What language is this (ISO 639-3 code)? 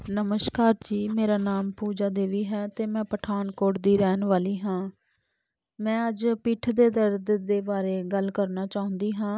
pan